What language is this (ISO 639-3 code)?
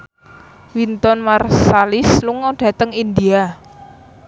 jav